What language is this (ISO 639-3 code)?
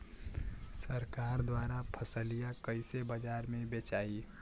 bho